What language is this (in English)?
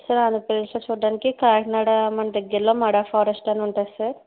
Telugu